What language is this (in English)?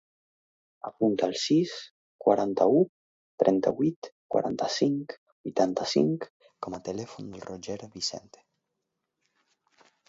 Catalan